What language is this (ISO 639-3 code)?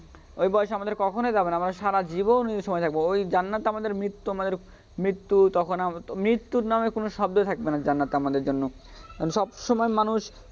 ben